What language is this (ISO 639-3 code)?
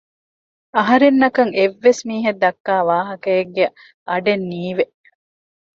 div